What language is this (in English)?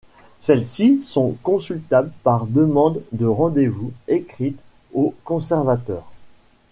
French